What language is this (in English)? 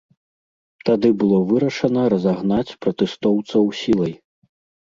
Belarusian